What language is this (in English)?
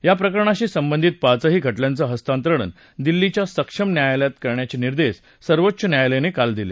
Marathi